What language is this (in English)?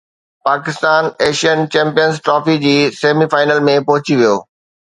Sindhi